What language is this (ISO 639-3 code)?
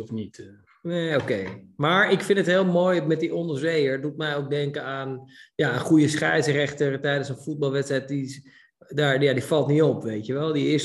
nld